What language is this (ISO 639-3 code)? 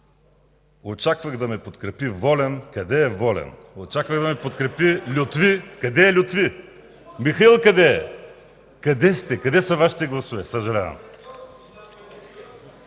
bul